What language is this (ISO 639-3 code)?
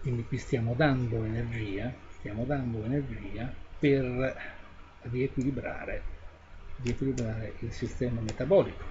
ita